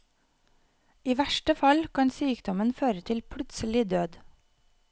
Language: Norwegian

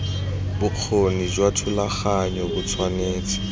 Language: Tswana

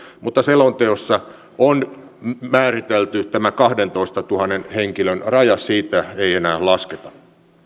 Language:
Finnish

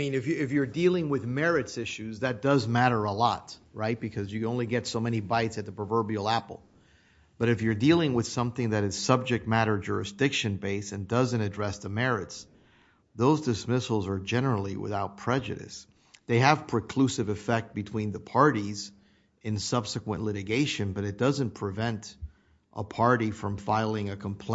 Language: English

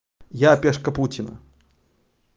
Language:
Russian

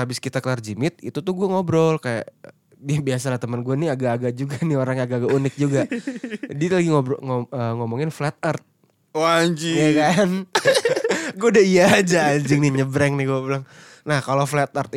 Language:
Indonesian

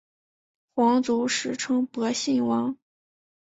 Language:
Chinese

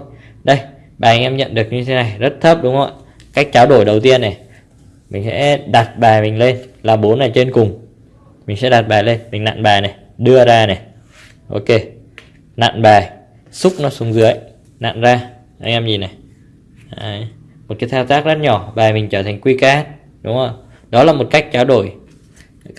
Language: Vietnamese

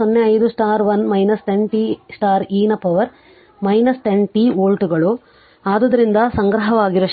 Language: Kannada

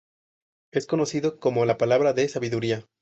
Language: Spanish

